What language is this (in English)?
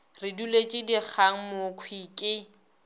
Northern Sotho